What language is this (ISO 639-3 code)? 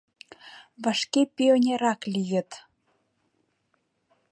chm